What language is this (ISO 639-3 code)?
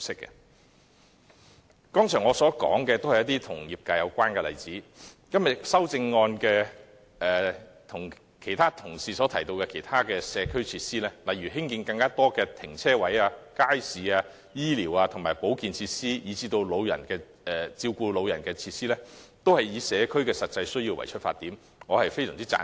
yue